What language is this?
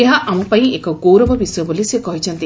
Odia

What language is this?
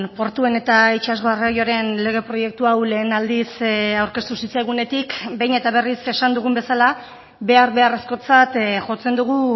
Basque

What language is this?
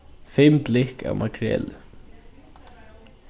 Faroese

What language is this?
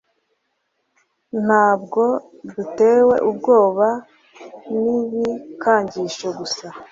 Kinyarwanda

